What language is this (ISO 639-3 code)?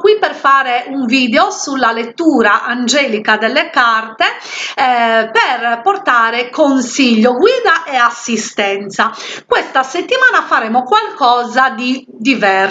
ita